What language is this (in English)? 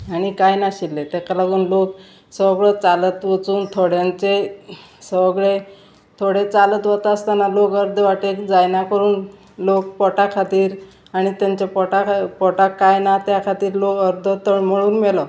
Konkani